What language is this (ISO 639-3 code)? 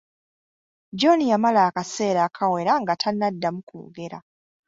lug